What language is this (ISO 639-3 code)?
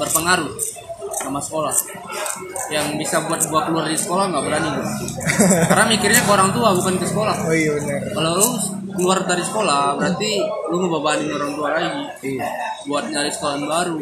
ind